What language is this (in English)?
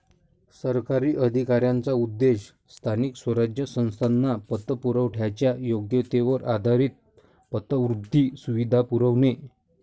Marathi